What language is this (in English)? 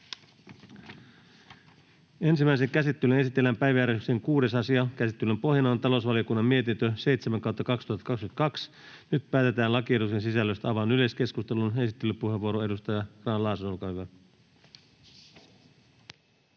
Finnish